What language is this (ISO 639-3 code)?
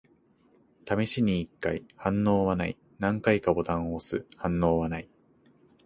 jpn